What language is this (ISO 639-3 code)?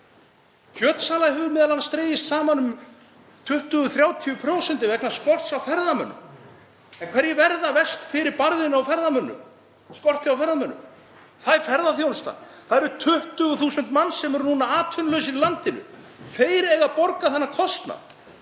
isl